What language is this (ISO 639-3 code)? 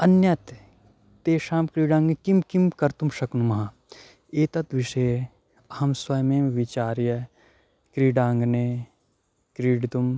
san